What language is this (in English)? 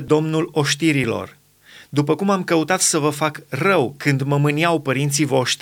Romanian